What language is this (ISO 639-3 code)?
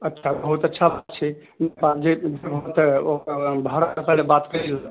mai